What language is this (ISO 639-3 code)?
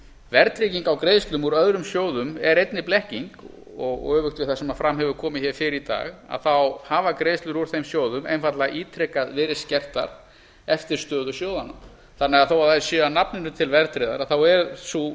isl